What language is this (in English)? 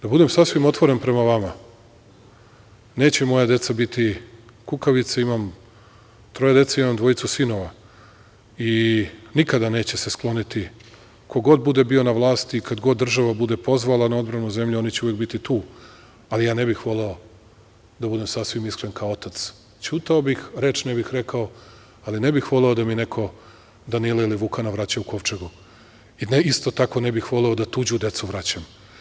Serbian